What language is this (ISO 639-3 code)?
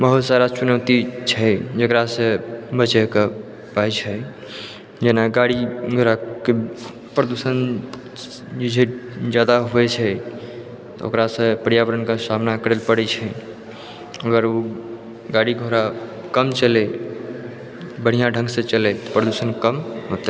mai